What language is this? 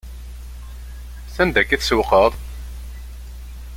Kabyle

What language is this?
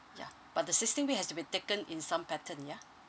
English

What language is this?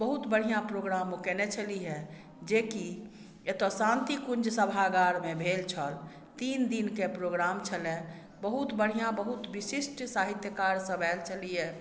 Maithili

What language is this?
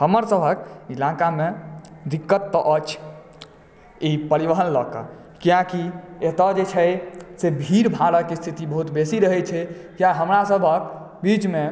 Maithili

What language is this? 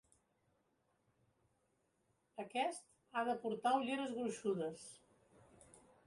Catalan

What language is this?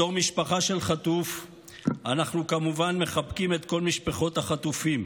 Hebrew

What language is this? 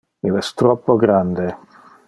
Interlingua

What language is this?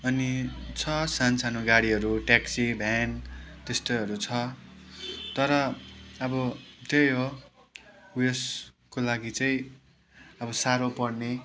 Nepali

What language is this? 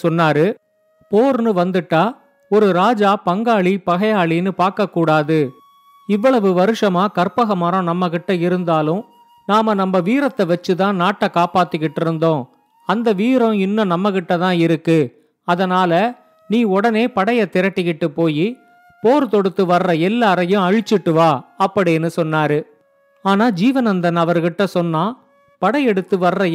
Tamil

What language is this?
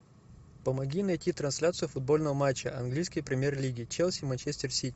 Russian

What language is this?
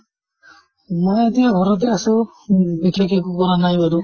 Assamese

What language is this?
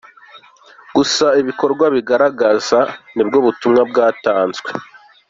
Kinyarwanda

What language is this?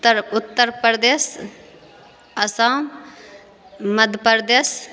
Maithili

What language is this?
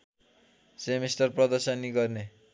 Nepali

